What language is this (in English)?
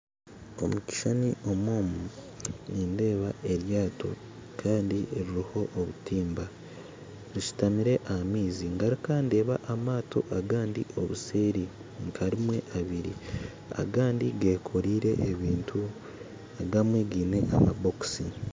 Nyankole